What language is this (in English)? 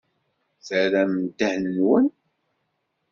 Kabyle